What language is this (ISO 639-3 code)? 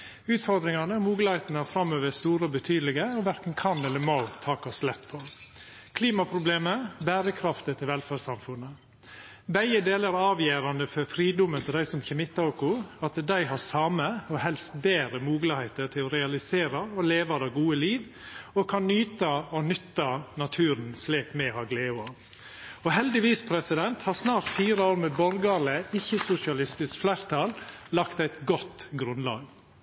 nno